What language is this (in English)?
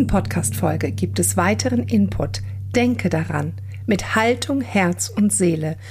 German